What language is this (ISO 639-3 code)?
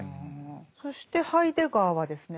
jpn